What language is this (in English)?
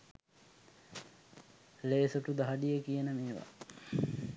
Sinhala